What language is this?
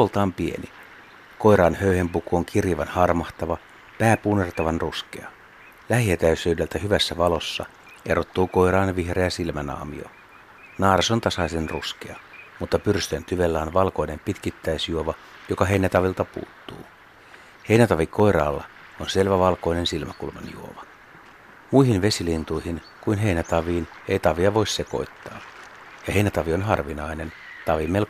Finnish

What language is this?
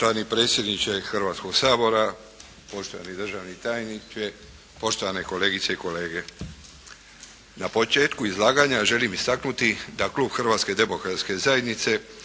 Croatian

